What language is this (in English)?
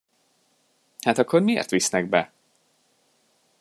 Hungarian